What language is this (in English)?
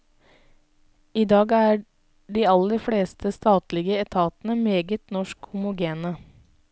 Norwegian